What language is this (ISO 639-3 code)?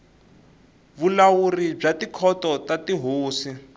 tso